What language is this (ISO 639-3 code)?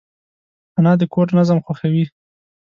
pus